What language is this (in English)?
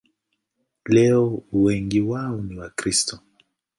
Swahili